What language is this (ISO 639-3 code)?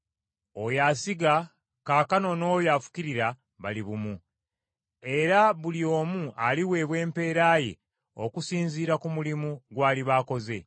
lug